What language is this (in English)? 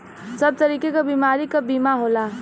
Bhojpuri